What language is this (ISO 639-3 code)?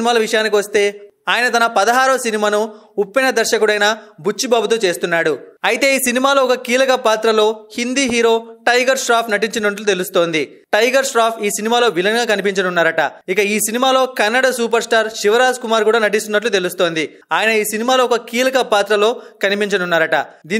tel